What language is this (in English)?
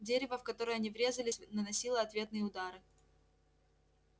Russian